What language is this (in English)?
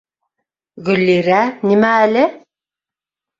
Bashkir